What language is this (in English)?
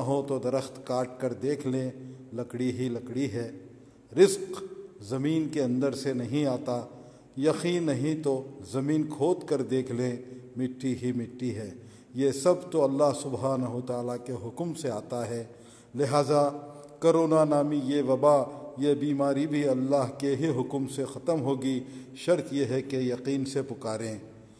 Urdu